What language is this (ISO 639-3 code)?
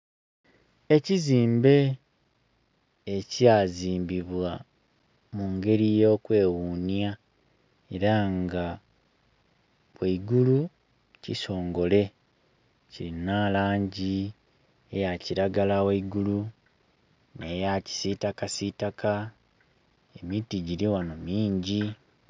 xog